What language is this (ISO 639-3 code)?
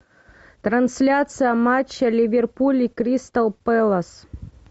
rus